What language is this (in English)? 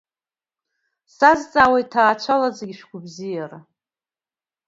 Abkhazian